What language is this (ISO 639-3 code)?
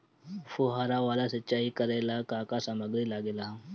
bho